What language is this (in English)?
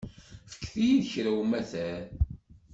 Kabyle